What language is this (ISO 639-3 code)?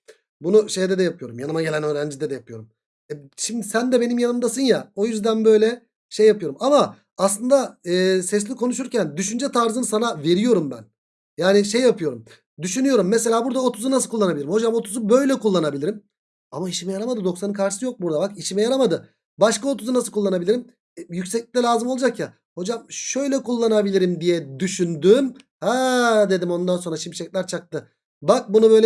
tur